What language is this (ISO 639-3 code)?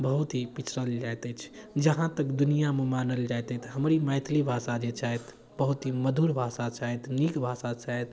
mai